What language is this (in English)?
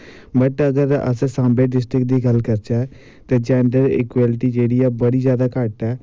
Dogri